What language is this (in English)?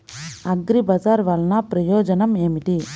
Telugu